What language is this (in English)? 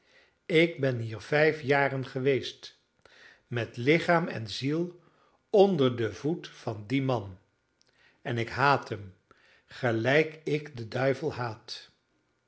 Dutch